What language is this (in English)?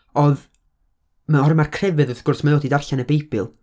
Welsh